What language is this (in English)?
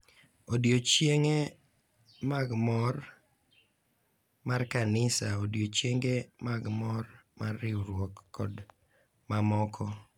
Luo (Kenya and Tanzania)